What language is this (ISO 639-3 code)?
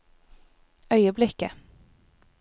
nor